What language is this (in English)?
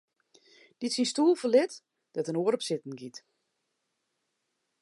Western Frisian